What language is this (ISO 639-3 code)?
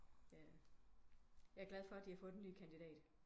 dan